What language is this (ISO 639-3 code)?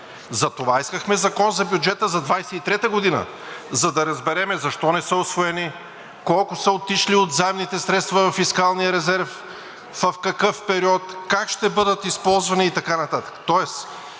bul